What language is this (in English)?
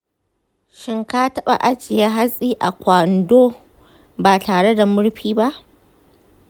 Hausa